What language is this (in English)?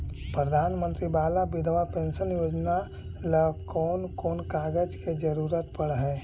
Magahi